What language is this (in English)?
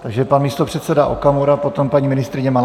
Czech